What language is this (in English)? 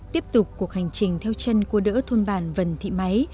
Vietnamese